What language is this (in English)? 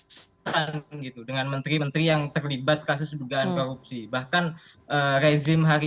Indonesian